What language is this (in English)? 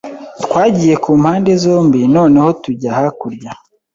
Kinyarwanda